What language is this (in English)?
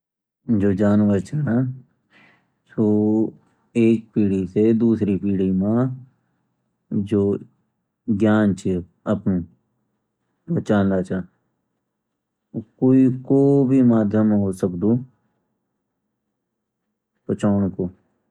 Garhwali